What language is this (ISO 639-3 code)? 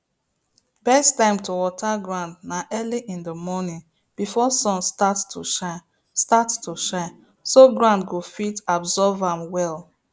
pcm